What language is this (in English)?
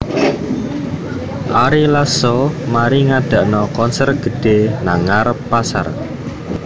Javanese